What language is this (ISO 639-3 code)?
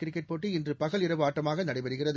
tam